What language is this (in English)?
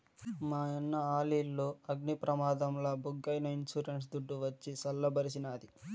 Telugu